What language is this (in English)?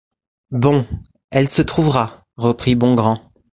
French